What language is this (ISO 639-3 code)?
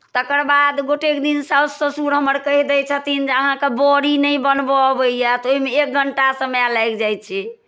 mai